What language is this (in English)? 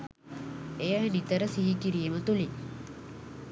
Sinhala